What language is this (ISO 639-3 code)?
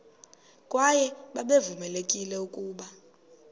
xho